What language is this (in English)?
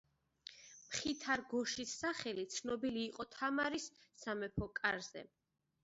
Georgian